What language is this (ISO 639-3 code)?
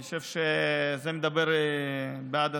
heb